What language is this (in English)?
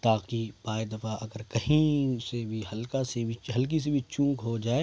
Urdu